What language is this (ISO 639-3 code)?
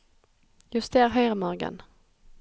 nor